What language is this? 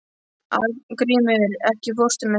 Icelandic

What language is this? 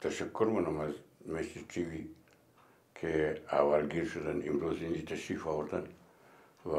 Arabic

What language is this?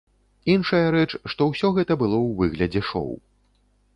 Belarusian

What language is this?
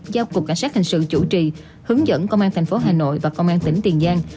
Vietnamese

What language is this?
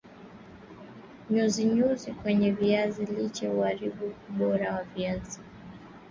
Swahili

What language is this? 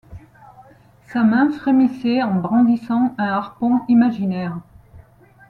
French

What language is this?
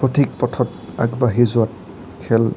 Assamese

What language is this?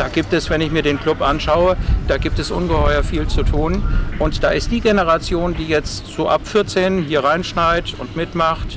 German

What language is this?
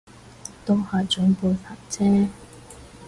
Cantonese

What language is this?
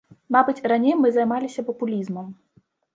Belarusian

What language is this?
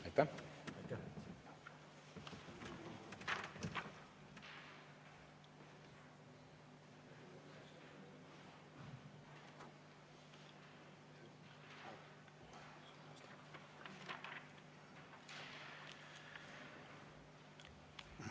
Estonian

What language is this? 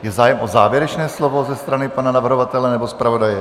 Czech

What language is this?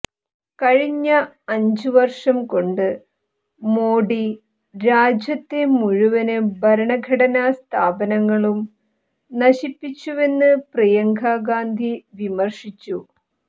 Malayalam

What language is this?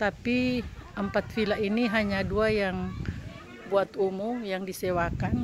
Indonesian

